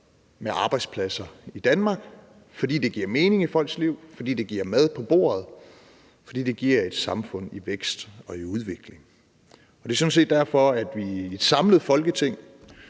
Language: Danish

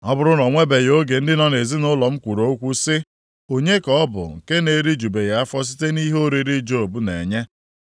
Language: Igbo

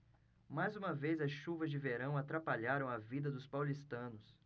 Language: Portuguese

